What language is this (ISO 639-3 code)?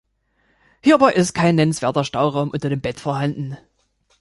deu